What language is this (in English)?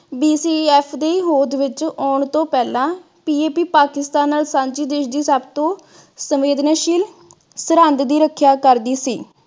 Punjabi